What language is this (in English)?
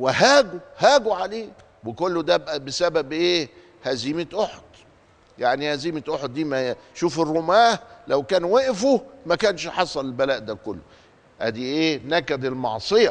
Arabic